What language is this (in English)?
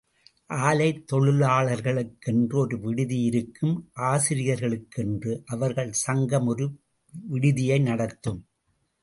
Tamil